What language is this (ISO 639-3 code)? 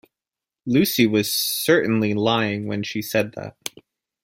eng